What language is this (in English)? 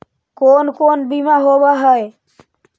Magahi